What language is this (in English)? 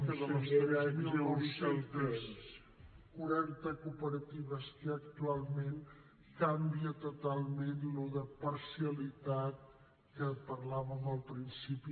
Catalan